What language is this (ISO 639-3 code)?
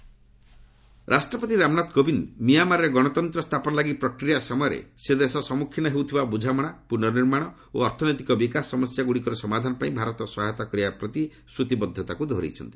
ori